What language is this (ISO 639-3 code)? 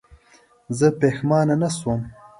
pus